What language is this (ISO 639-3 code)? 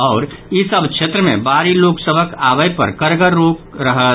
mai